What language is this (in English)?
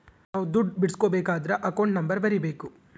Kannada